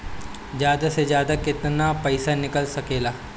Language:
Bhojpuri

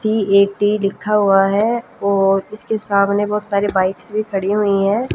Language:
Hindi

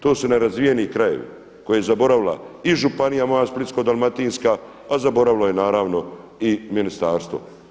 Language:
Croatian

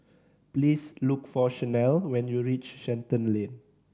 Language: English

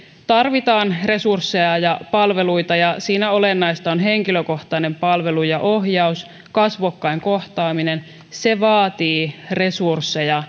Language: Finnish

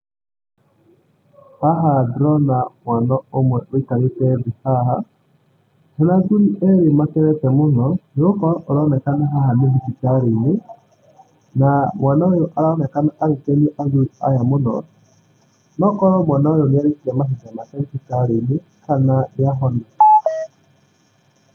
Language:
Kikuyu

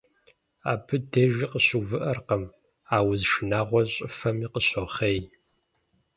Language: Kabardian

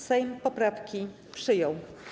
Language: Polish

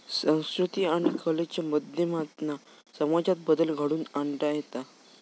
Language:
Marathi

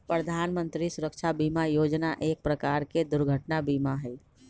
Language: Magahi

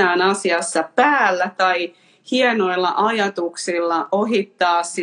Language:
Finnish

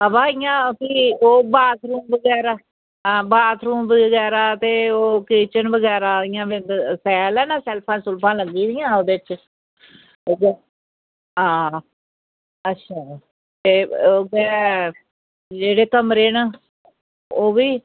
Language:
Dogri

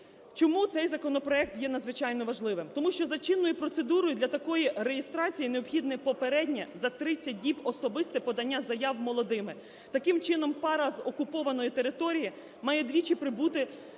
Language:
Ukrainian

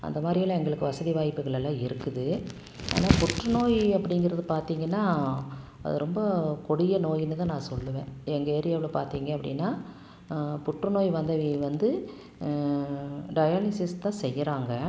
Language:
Tamil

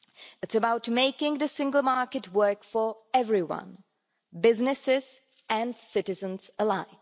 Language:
English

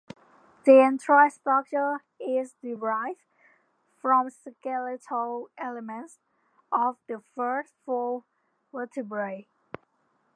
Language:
English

